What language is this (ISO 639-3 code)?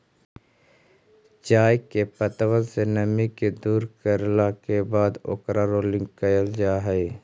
mag